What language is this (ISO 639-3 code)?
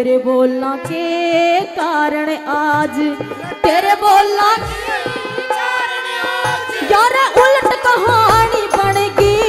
hin